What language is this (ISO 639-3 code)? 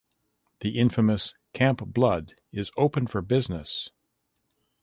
eng